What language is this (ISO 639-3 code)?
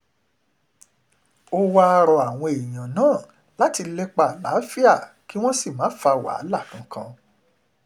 yor